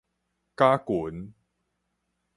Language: Min Nan Chinese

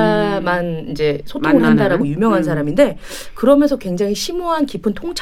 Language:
Korean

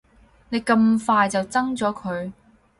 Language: Cantonese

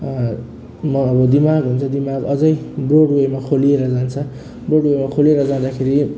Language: Nepali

